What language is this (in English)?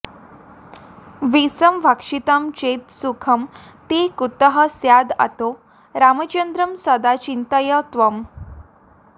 Sanskrit